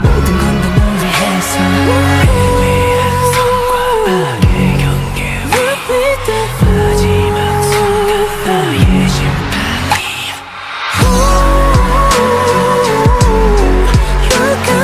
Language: Korean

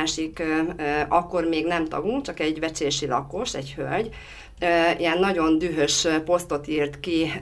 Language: Hungarian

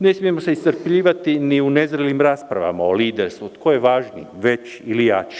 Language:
Serbian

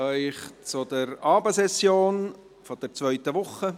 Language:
Swiss German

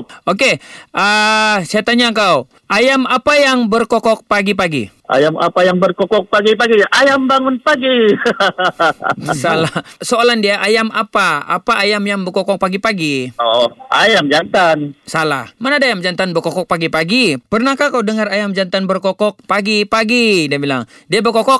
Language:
Malay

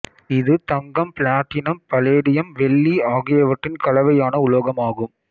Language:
Tamil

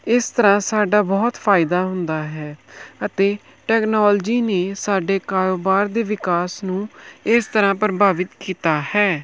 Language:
Punjabi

